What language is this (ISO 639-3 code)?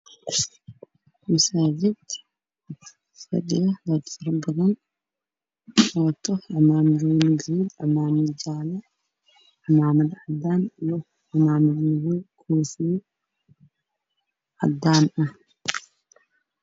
som